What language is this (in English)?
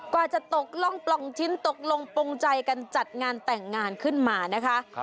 Thai